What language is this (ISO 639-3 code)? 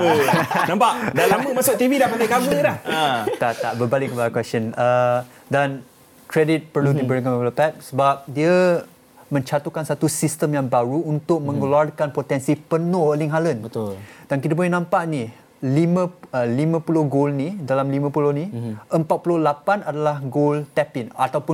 msa